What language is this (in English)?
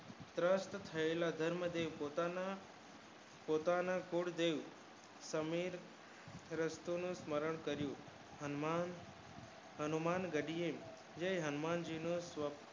Gujarati